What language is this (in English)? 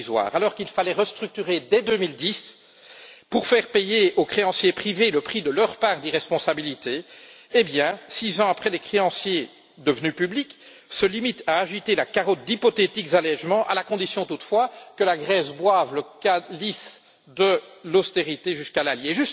French